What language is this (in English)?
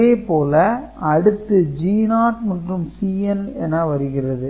Tamil